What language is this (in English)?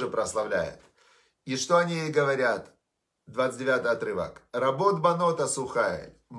Russian